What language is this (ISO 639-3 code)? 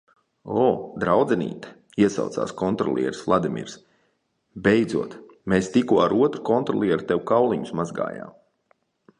lav